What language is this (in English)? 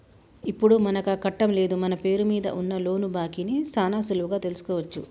Telugu